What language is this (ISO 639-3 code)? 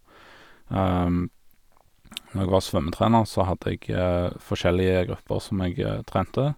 nor